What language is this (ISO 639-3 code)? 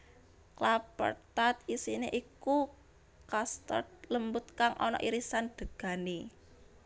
jav